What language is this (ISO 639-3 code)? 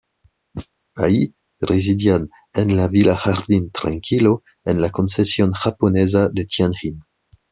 spa